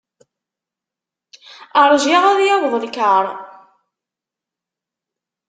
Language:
Kabyle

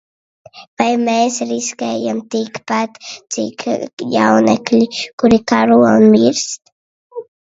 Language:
Latvian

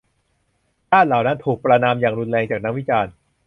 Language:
Thai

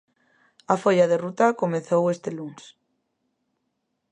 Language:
Galician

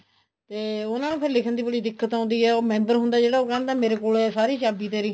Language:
Punjabi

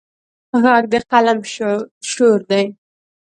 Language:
Pashto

